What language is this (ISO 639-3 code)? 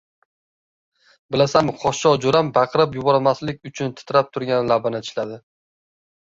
uzb